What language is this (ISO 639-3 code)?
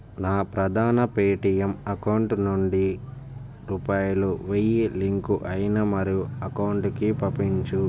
tel